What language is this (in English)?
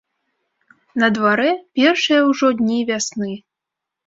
Belarusian